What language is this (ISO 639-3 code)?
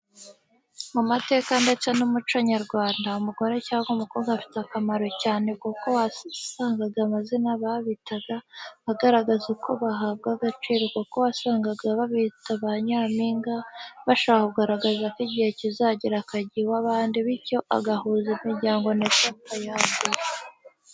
kin